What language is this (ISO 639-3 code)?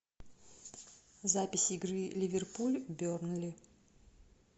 rus